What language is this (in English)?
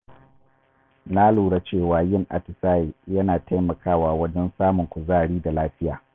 Hausa